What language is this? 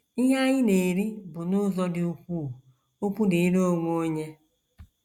Igbo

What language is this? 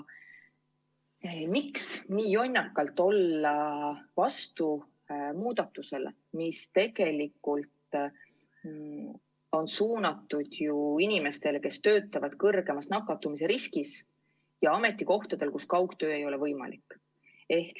Estonian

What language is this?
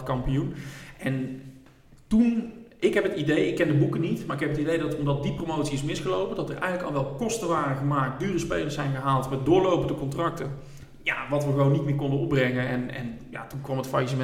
Dutch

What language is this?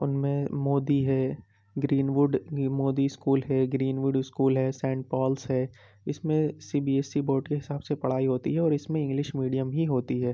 Urdu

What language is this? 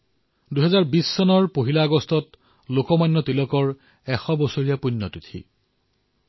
Assamese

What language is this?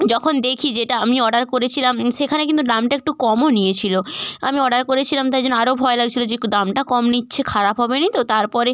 Bangla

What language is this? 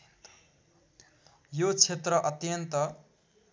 Nepali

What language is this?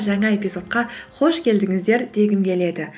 Kazakh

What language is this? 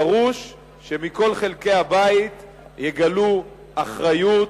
Hebrew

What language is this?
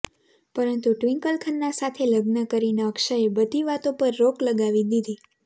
Gujarati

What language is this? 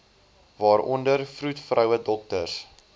Afrikaans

